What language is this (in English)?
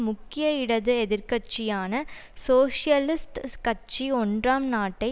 Tamil